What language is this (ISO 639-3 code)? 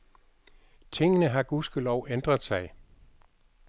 dan